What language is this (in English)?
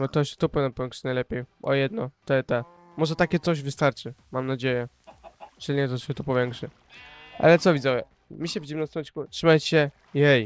Polish